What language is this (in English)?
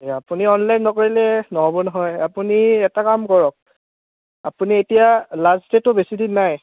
Assamese